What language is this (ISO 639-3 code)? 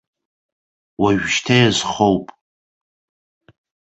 abk